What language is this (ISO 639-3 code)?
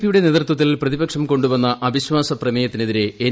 mal